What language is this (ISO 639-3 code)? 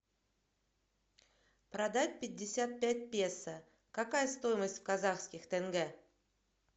rus